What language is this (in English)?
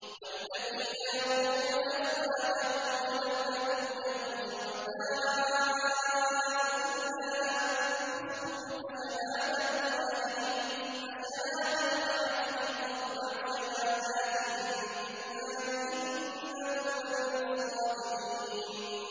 Arabic